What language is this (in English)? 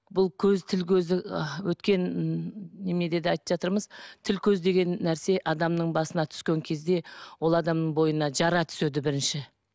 Kazakh